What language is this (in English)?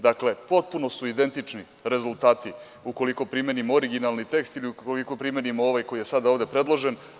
Serbian